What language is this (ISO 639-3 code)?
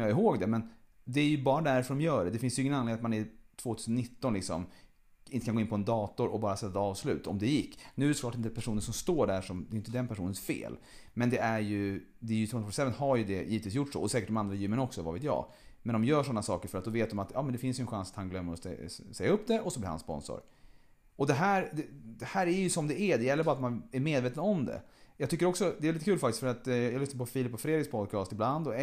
swe